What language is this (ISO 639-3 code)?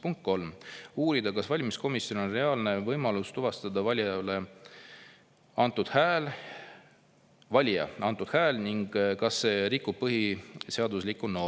est